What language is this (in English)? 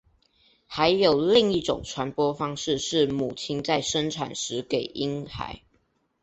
Chinese